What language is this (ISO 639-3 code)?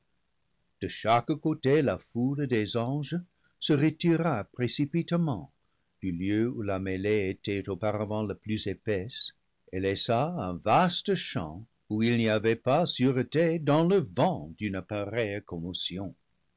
fra